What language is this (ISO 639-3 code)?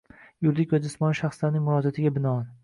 uzb